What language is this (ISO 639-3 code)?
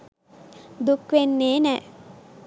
sin